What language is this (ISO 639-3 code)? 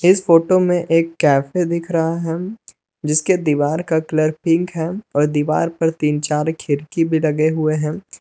hin